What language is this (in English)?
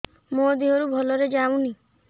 Odia